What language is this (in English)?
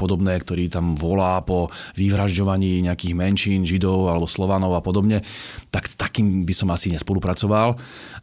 Slovak